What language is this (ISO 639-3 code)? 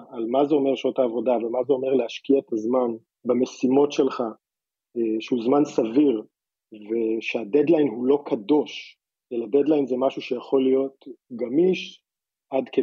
heb